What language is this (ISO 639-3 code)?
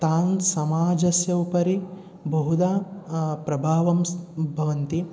san